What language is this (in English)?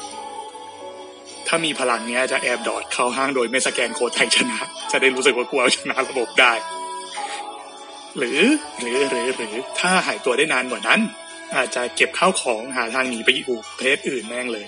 Thai